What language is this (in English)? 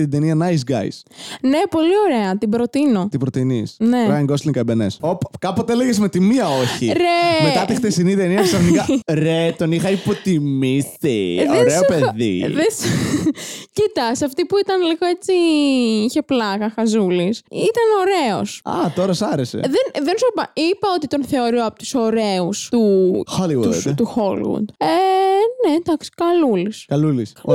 Greek